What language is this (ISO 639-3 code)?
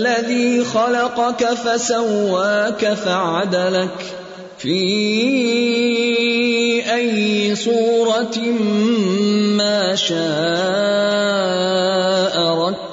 urd